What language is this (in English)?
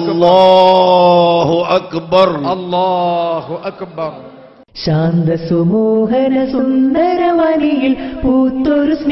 Arabic